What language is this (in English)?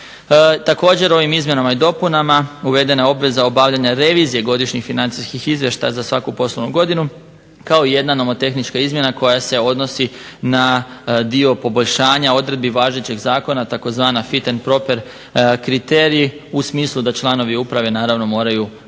Croatian